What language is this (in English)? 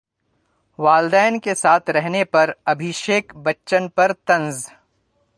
Urdu